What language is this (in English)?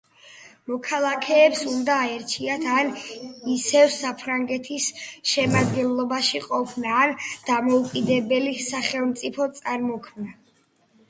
Georgian